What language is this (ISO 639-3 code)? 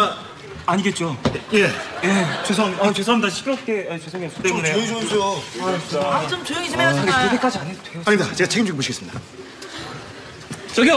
kor